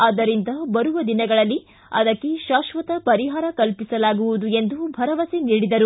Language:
Kannada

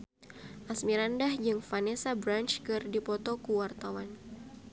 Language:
Sundanese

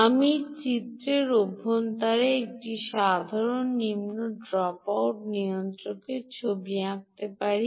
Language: Bangla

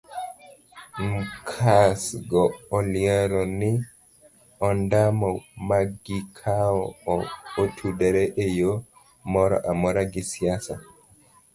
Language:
Luo (Kenya and Tanzania)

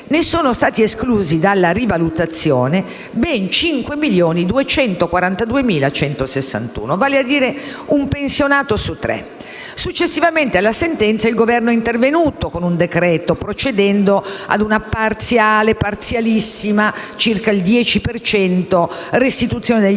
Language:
Italian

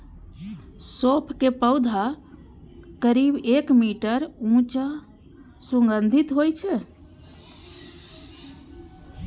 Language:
Maithili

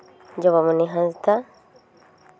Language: Santali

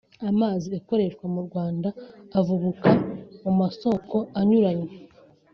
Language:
Kinyarwanda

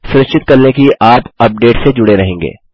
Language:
Hindi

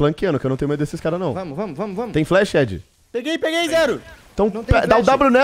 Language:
Portuguese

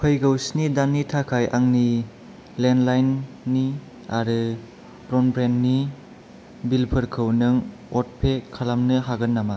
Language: Bodo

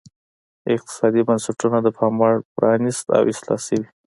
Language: Pashto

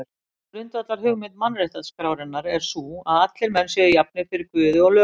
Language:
Icelandic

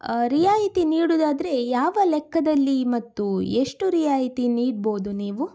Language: Kannada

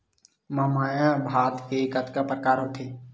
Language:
Chhattisgarhi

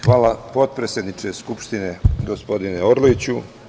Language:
Serbian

